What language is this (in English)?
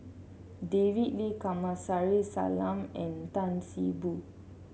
English